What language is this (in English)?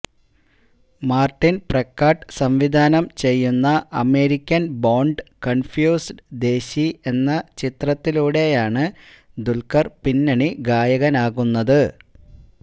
Malayalam